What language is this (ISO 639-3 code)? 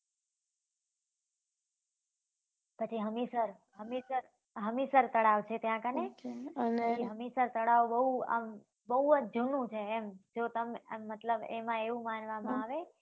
guj